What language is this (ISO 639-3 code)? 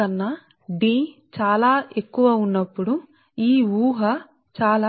tel